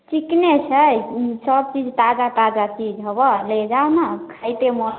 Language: Maithili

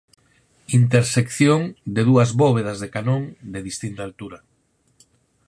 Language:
Galician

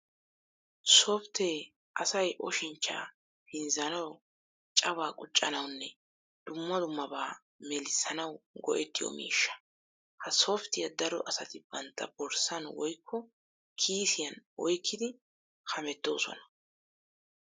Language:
Wolaytta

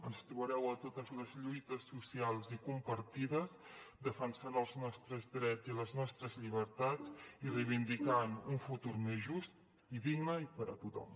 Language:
Catalan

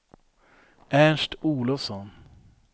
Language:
Swedish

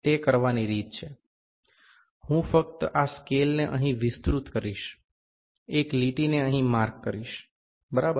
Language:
Gujarati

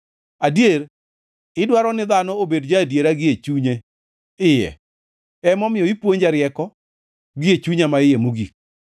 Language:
Luo (Kenya and Tanzania)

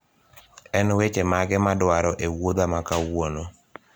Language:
Luo (Kenya and Tanzania)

